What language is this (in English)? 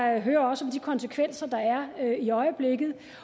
Danish